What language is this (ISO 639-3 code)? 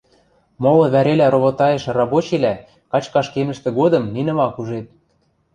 mrj